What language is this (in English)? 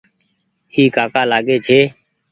Goaria